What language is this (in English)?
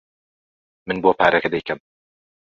Central Kurdish